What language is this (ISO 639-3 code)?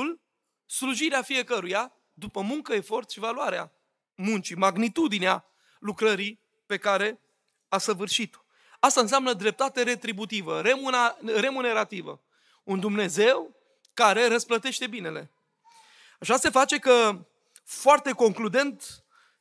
ron